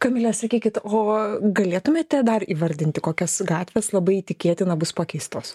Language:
Lithuanian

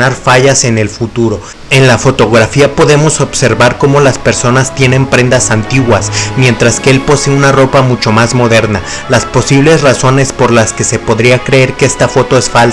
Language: Spanish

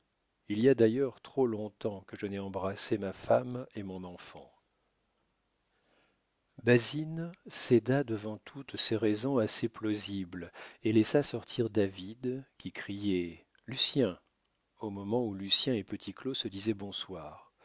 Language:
French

